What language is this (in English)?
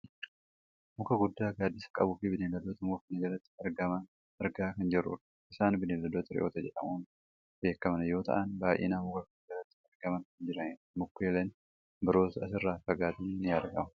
Oromo